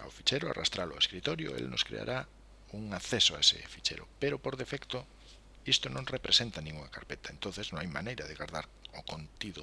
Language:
Spanish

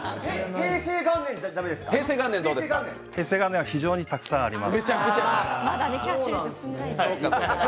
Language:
Japanese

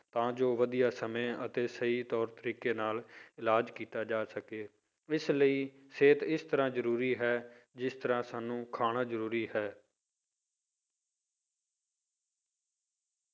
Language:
Punjabi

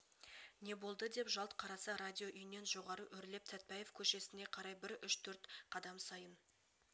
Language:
Kazakh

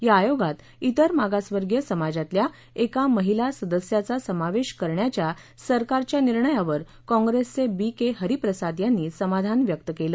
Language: Marathi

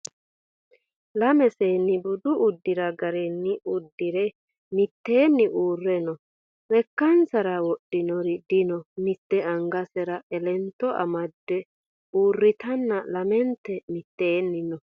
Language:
Sidamo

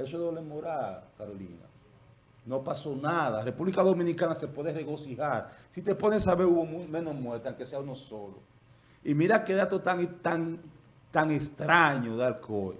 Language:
Spanish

